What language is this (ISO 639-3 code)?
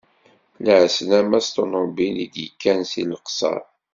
kab